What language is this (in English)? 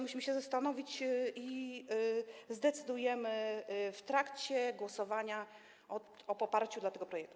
Polish